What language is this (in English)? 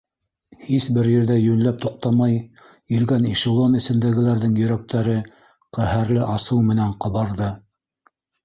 Bashkir